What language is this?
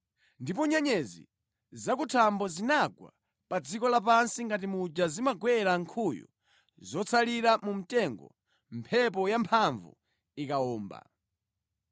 Nyanja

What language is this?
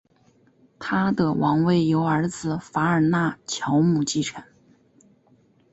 Chinese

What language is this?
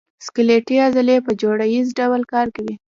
Pashto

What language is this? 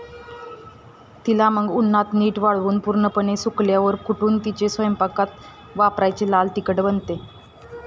Marathi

